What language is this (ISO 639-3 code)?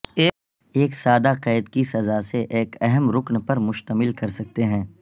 urd